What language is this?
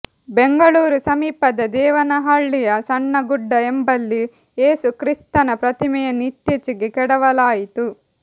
Kannada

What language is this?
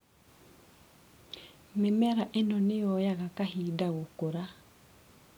Kikuyu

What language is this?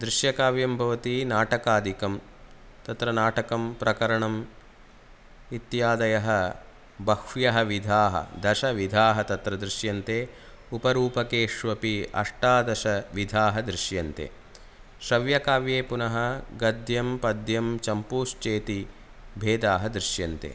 Sanskrit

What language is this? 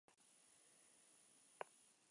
Spanish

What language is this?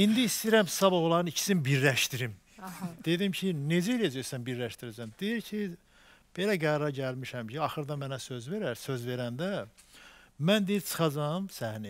Turkish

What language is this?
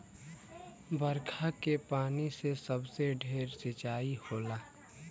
Bhojpuri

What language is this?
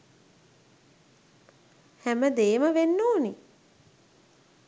Sinhala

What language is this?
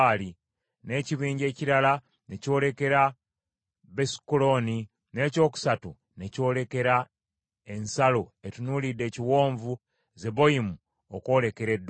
Ganda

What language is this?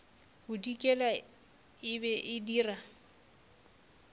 Northern Sotho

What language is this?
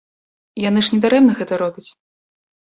Belarusian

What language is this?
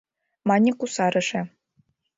Mari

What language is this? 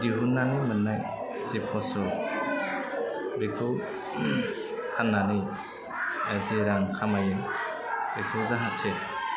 Bodo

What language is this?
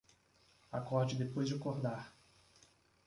Portuguese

